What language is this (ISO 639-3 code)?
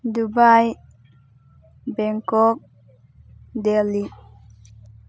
mni